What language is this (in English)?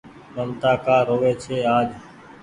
Goaria